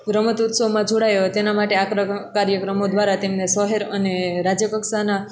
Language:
Gujarati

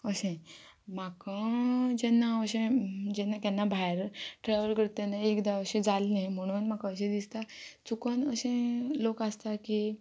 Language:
Konkani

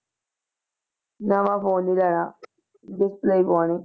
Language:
Punjabi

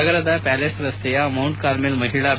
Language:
Kannada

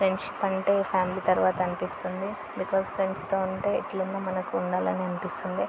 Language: Telugu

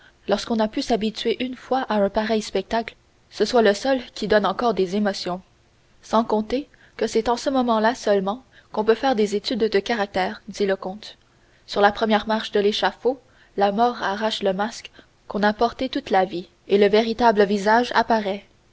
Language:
French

